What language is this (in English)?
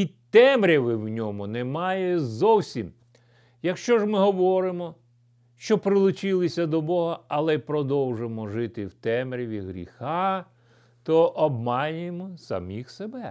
Ukrainian